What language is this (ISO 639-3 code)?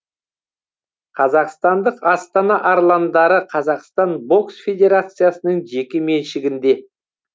kaz